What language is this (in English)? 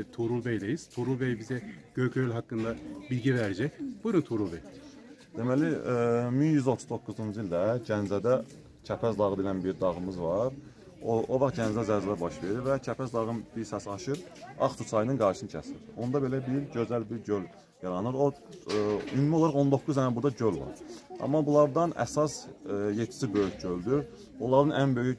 Turkish